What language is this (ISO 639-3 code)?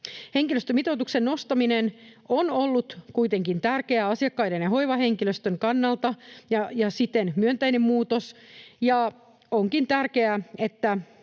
fin